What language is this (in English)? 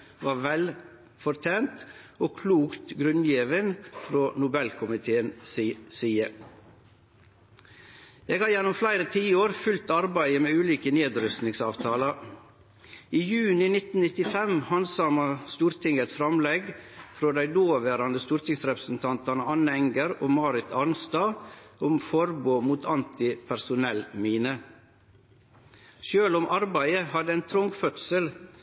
Norwegian Nynorsk